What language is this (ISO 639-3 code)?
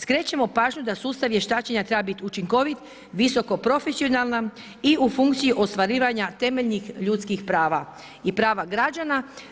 hrv